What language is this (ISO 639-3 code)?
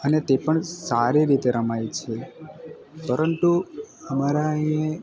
guj